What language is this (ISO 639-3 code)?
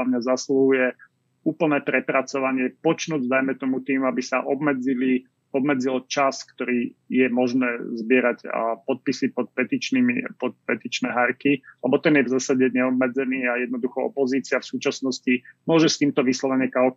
slk